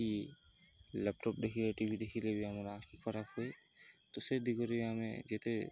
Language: Odia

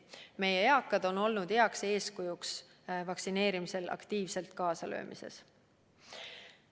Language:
Estonian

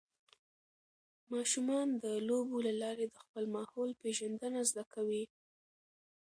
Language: Pashto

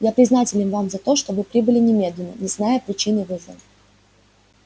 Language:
Russian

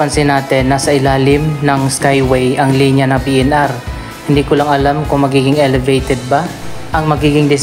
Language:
Filipino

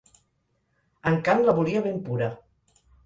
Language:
Catalan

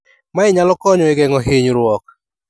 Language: Luo (Kenya and Tanzania)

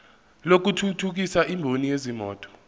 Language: Zulu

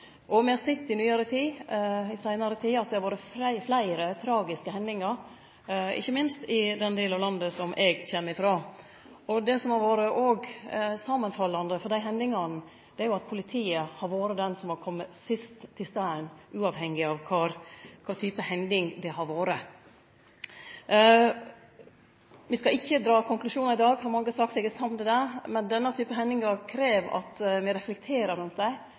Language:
Norwegian Nynorsk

